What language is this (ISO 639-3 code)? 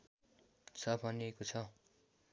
nep